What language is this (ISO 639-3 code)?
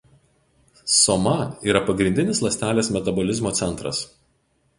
lit